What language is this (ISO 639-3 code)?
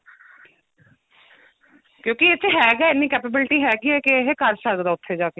pan